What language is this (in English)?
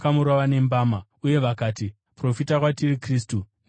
Shona